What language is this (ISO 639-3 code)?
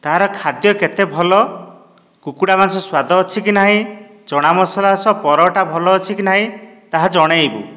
ori